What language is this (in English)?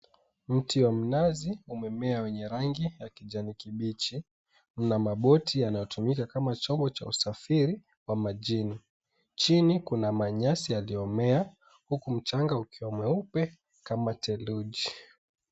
Swahili